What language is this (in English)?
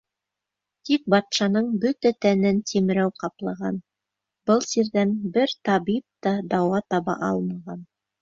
Bashkir